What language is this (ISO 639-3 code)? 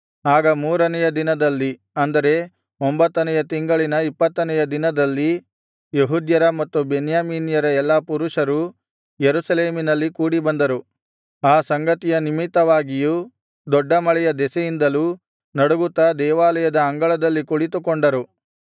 kan